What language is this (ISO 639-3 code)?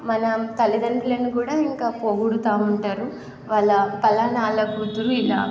tel